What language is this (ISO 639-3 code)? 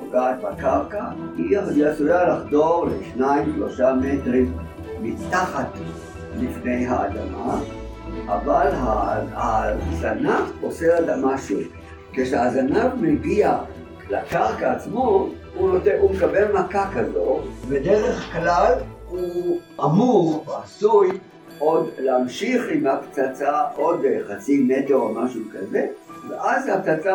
heb